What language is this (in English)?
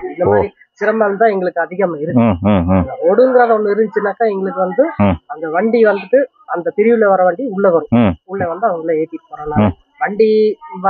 Tamil